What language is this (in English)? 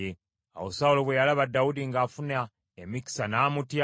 Ganda